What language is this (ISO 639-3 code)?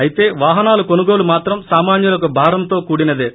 tel